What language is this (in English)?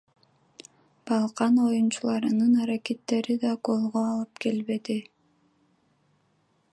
Kyrgyz